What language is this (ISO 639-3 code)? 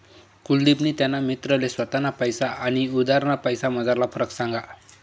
mar